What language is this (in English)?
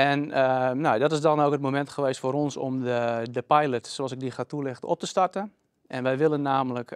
Dutch